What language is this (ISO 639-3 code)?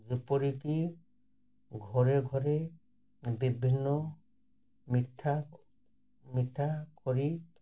ori